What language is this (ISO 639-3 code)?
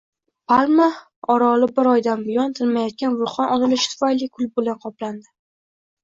uzb